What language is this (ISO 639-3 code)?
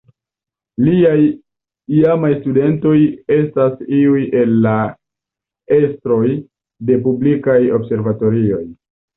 epo